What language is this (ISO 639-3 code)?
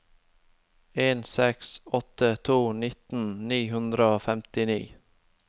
nor